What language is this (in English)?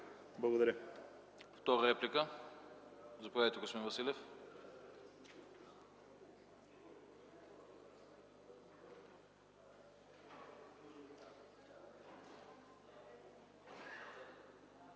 Bulgarian